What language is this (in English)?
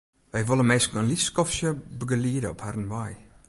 Western Frisian